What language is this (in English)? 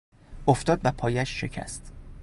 Persian